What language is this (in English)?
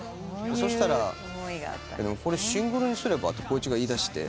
Japanese